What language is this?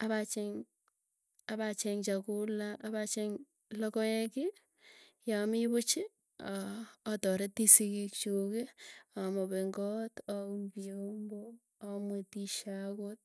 Tugen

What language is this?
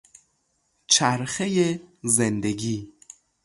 Persian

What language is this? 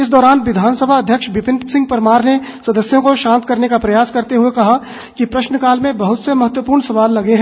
Hindi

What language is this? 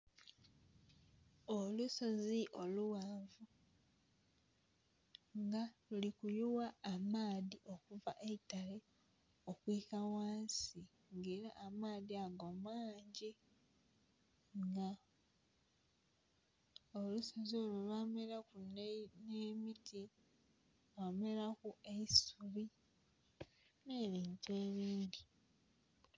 Soga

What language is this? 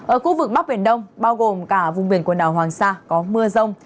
Vietnamese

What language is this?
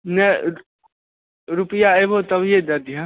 Maithili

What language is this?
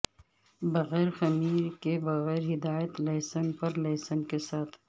Urdu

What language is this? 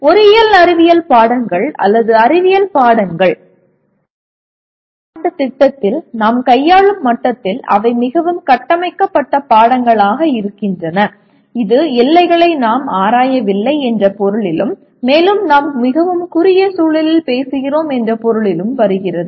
Tamil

